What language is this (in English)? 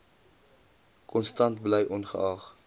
Afrikaans